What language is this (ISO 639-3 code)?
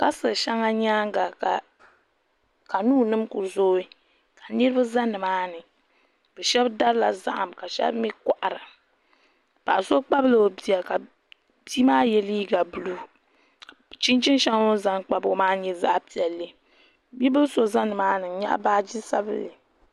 dag